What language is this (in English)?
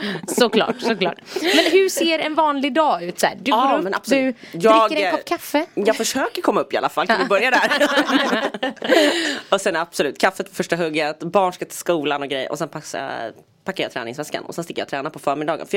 Swedish